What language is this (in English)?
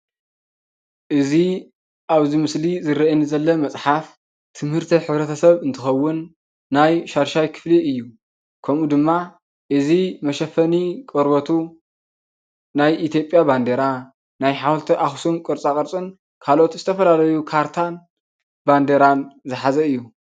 Tigrinya